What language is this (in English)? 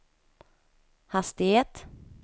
Swedish